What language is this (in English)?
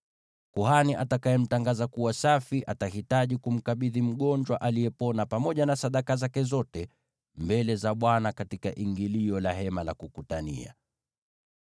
Swahili